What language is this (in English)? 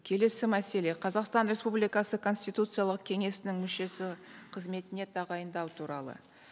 Kazakh